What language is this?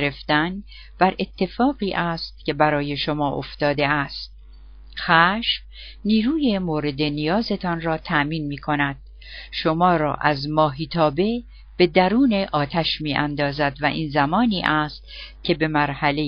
Persian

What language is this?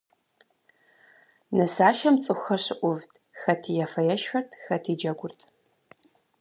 Kabardian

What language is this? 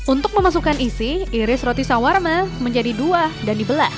Indonesian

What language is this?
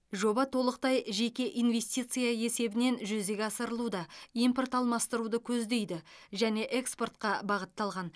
Kazakh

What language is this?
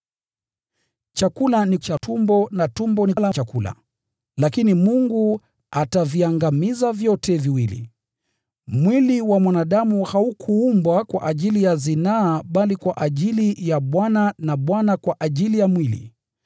Swahili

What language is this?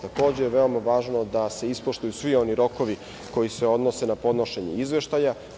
Serbian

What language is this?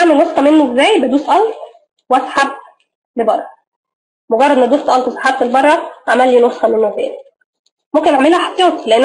Arabic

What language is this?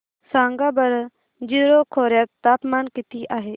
Marathi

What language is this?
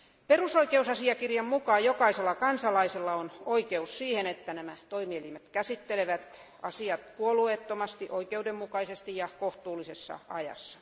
Finnish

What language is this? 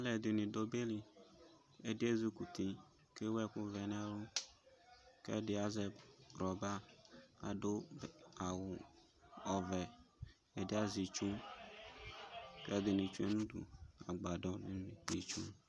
Ikposo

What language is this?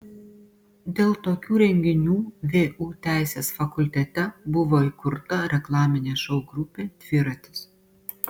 Lithuanian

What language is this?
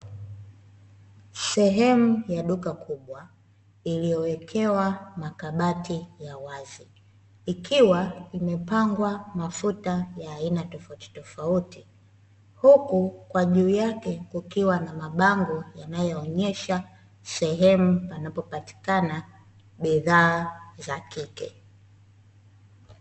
Swahili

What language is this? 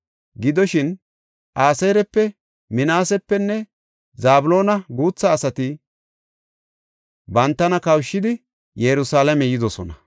Gofa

